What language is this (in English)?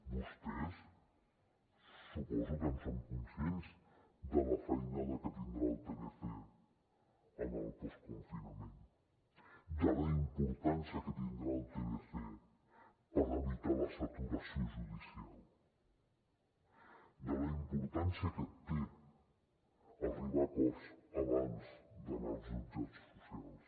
Catalan